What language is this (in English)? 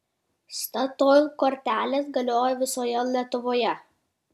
Lithuanian